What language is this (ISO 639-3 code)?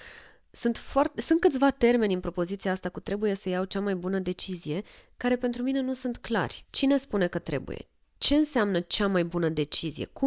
ron